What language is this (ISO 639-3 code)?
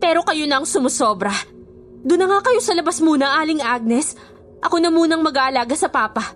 fil